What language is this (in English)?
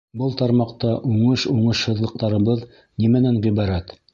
Bashkir